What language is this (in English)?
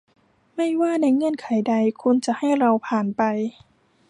Thai